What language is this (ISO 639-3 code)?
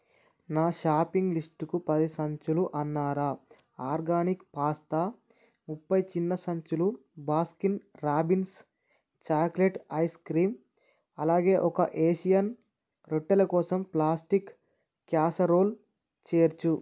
tel